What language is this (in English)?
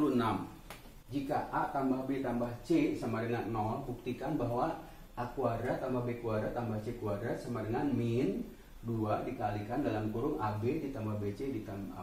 Indonesian